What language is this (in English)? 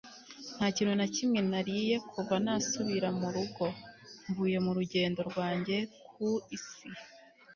Kinyarwanda